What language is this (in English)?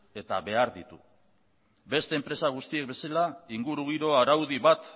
Basque